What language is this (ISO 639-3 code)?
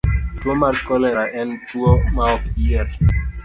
luo